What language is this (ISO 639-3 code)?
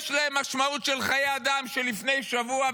heb